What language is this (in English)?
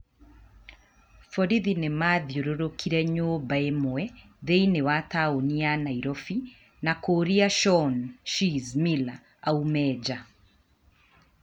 Kikuyu